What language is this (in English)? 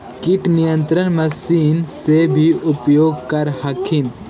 Magahi